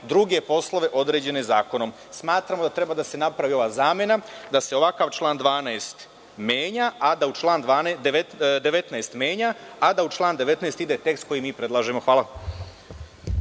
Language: Serbian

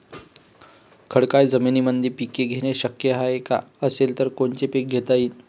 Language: Marathi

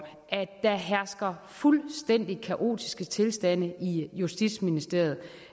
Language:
Danish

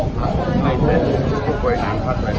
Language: Thai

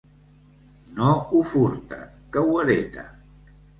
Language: Catalan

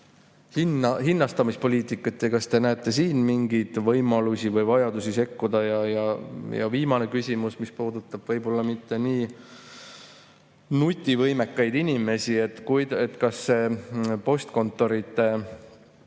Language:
Estonian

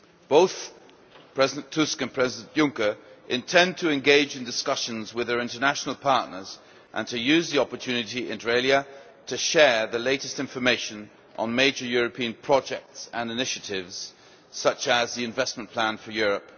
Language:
English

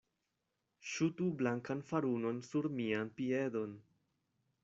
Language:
Esperanto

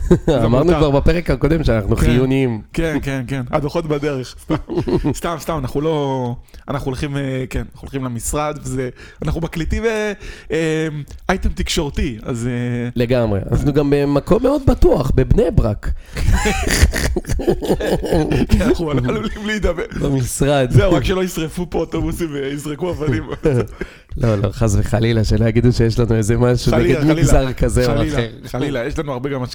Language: Hebrew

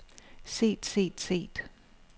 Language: Danish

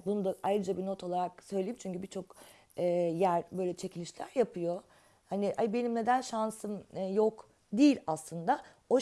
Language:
Turkish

